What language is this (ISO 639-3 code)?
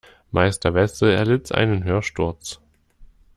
deu